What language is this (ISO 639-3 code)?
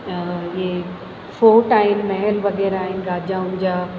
snd